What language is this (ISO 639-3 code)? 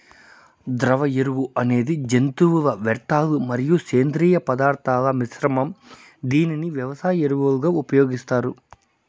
tel